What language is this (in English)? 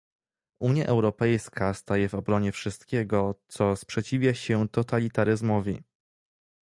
Polish